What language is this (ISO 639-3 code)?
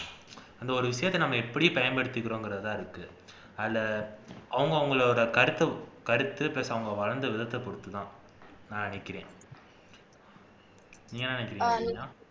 tam